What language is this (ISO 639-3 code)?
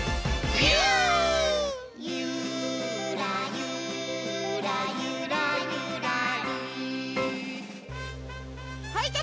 jpn